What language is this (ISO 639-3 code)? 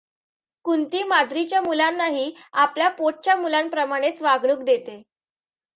mar